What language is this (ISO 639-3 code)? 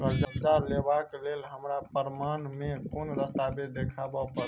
mai